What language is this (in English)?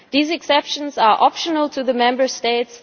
English